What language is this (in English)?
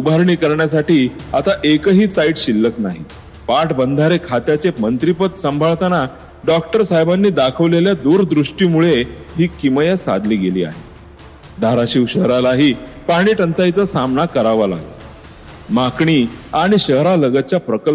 Marathi